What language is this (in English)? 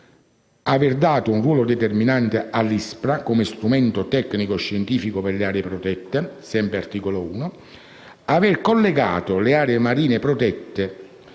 Italian